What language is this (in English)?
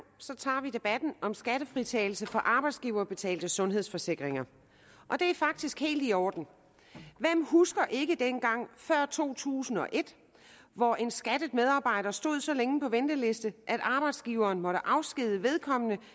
Danish